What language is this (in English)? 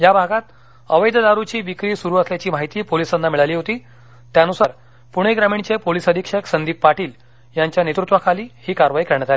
Marathi